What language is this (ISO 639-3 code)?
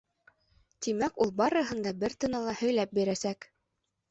bak